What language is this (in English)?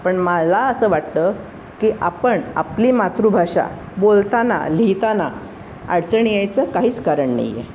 Marathi